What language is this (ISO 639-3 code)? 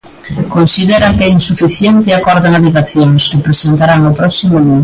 glg